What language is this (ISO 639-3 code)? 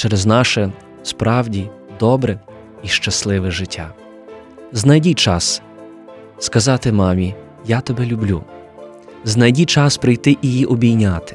ukr